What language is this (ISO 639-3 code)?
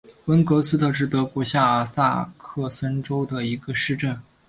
zho